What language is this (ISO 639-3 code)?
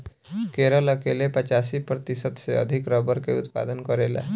bho